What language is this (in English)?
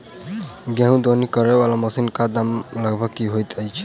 Maithili